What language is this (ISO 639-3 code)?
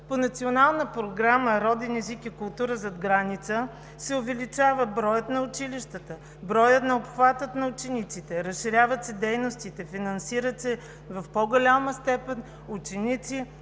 bul